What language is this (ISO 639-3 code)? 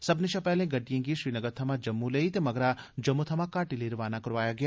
doi